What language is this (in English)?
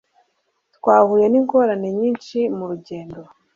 Kinyarwanda